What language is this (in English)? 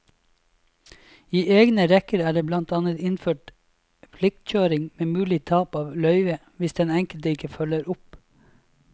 Norwegian